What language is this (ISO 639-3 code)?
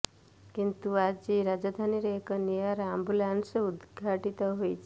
ori